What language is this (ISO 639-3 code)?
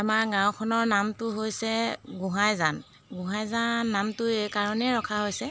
asm